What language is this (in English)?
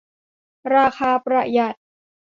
Thai